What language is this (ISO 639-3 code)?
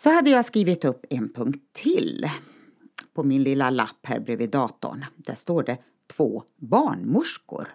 swe